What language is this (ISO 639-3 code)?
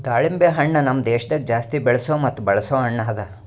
kan